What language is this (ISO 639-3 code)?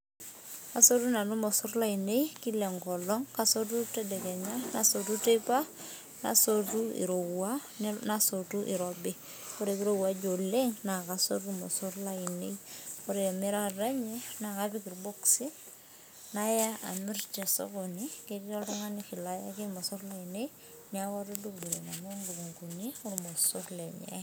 mas